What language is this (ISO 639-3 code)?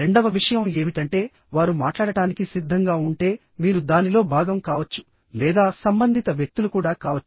tel